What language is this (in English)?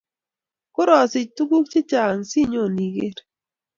Kalenjin